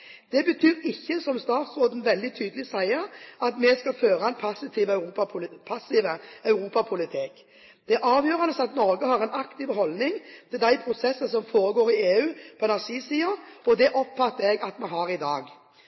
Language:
Norwegian Bokmål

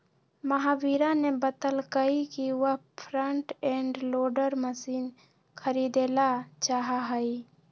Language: Magahi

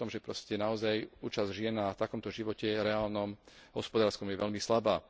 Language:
Slovak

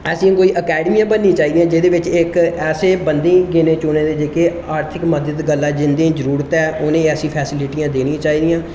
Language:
Dogri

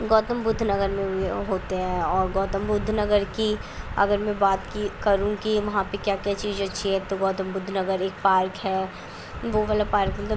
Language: Urdu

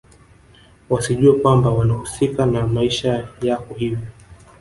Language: Swahili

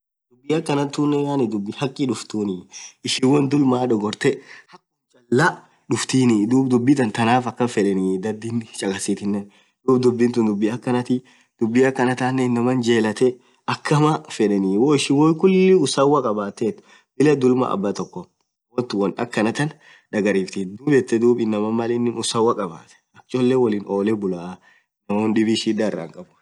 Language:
Orma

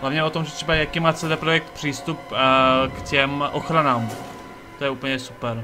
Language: Czech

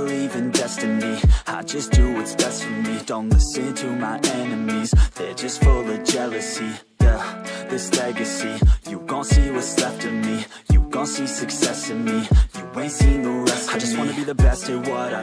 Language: Thai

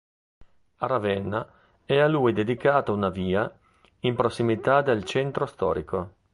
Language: Italian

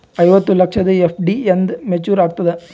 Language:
Kannada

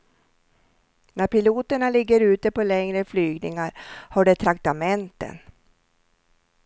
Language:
Swedish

